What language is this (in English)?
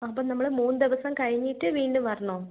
Malayalam